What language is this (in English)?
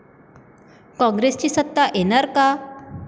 Marathi